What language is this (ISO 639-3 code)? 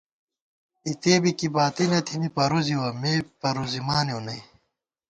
gwt